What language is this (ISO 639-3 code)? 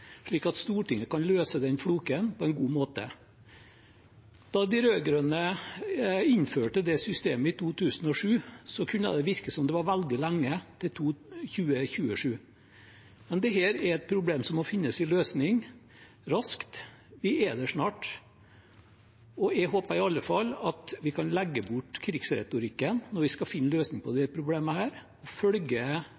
nob